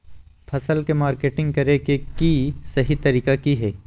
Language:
Magahi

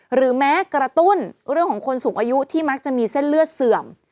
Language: Thai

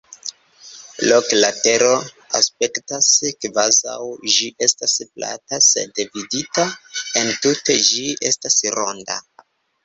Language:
Esperanto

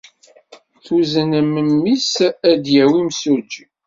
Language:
Kabyle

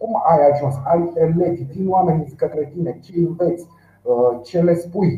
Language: Romanian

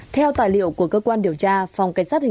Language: Vietnamese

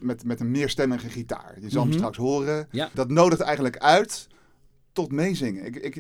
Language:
Dutch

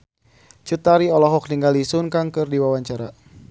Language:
Sundanese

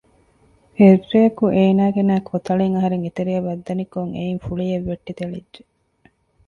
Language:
Divehi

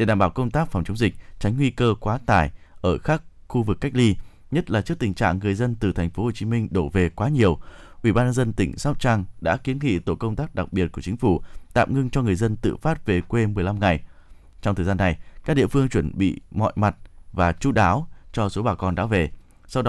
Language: Vietnamese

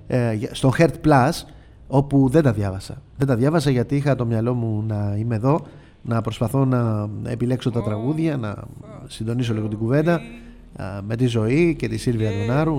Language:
Greek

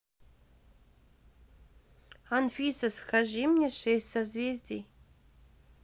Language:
Russian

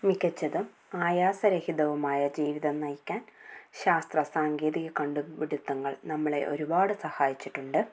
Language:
Malayalam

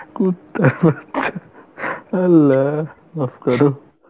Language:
Bangla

